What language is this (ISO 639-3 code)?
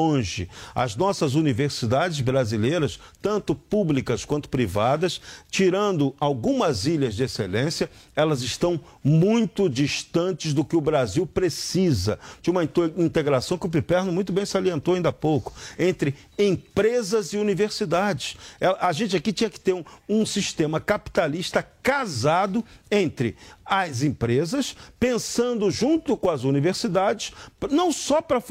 por